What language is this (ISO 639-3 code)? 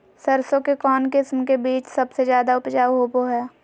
mag